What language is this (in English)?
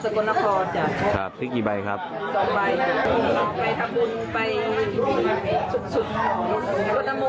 Thai